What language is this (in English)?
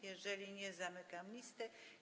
Polish